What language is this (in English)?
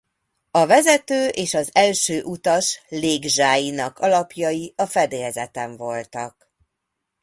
Hungarian